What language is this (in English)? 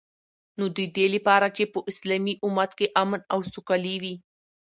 Pashto